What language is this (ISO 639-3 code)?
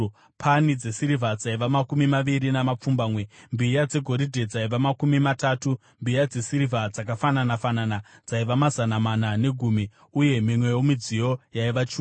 sna